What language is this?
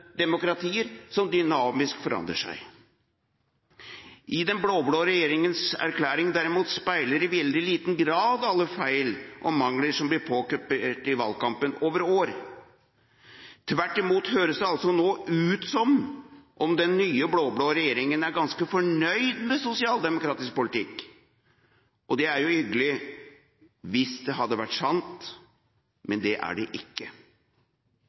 Norwegian Bokmål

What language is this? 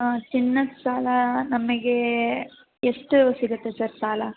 Kannada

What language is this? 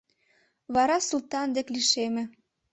Mari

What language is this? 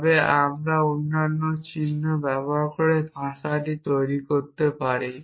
Bangla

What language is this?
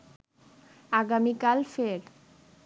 Bangla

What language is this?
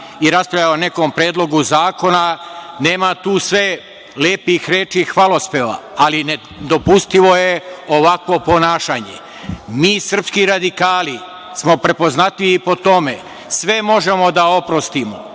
Serbian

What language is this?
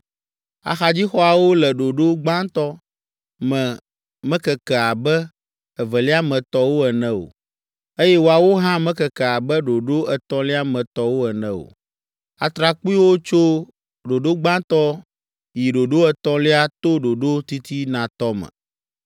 Ewe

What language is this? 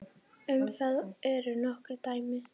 Icelandic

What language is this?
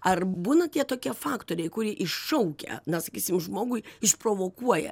Lithuanian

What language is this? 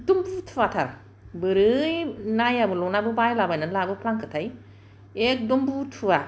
Bodo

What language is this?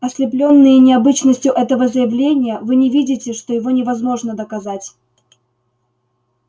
Russian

